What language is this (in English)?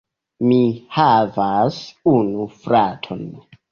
Esperanto